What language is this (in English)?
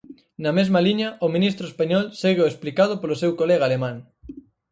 Galician